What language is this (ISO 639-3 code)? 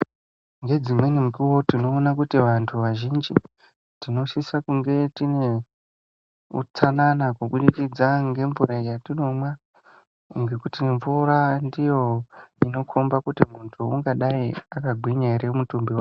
ndc